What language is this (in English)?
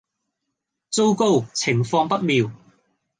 Cantonese